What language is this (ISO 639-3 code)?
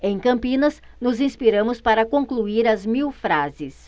por